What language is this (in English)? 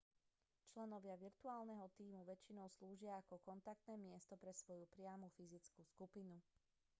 Slovak